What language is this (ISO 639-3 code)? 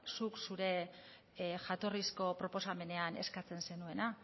eus